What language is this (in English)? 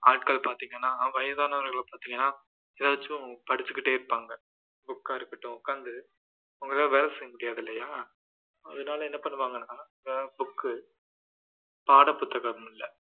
Tamil